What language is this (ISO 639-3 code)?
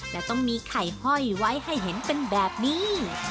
tha